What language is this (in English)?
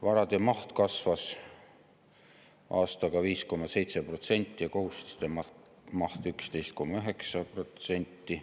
Estonian